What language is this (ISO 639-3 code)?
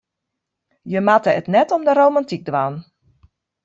fry